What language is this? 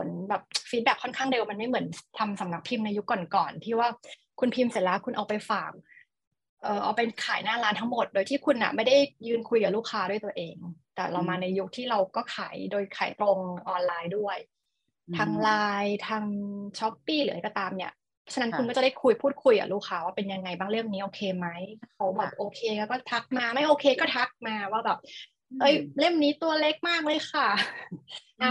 Thai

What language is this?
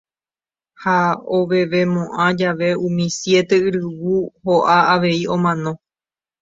Guarani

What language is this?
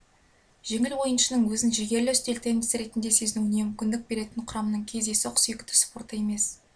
Kazakh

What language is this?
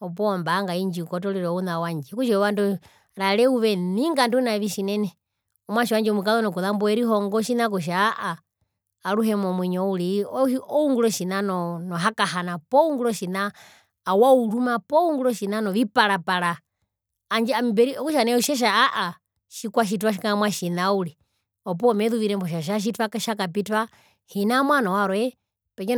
Herero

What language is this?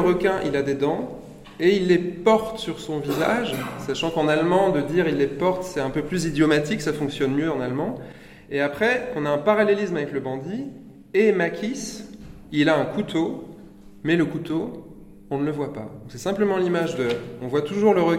French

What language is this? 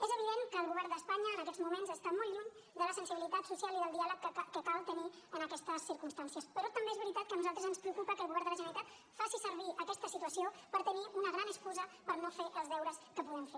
Catalan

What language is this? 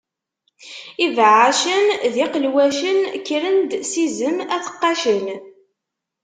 Kabyle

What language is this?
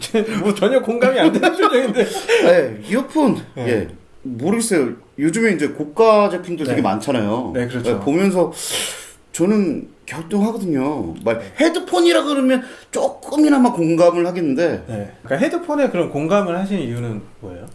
Korean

